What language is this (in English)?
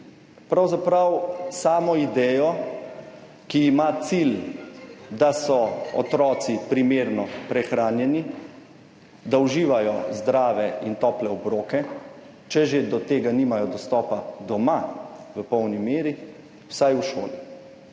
Slovenian